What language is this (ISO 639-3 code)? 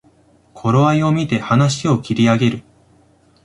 jpn